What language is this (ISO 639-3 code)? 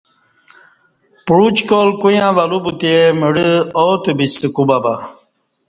bsh